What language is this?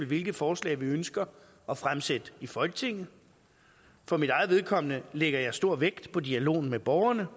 Danish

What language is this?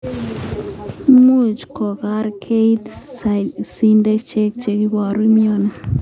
Kalenjin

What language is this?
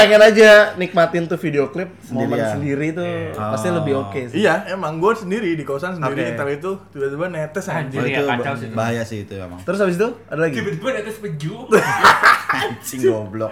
Indonesian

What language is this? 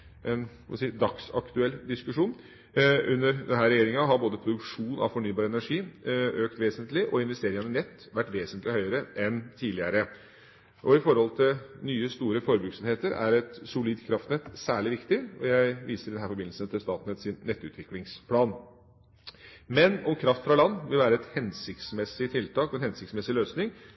Norwegian Bokmål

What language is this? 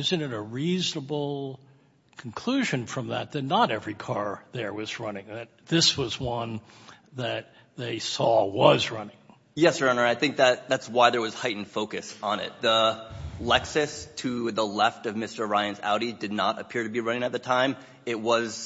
English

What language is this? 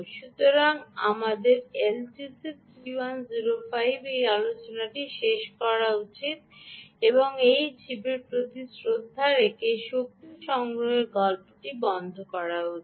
Bangla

